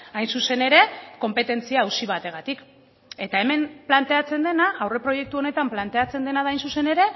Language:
Basque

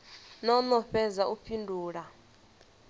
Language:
Venda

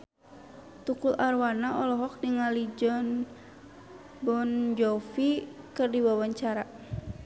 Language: Sundanese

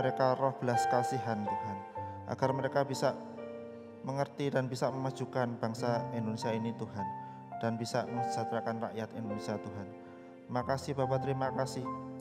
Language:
Indonesian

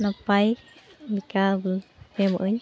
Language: Santali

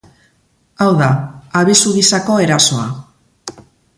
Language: Basque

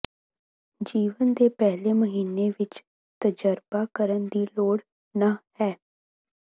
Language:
Punjabi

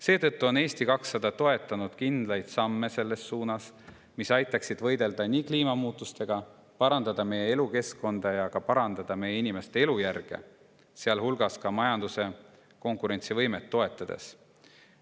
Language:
Estonian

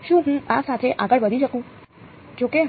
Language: Gujarati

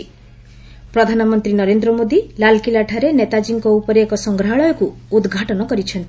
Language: Odia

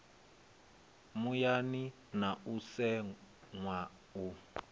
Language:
Venda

